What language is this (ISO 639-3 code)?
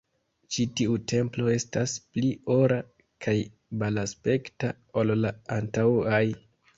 epo